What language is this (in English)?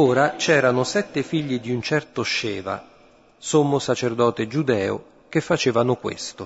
Italian